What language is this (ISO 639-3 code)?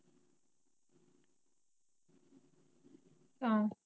pan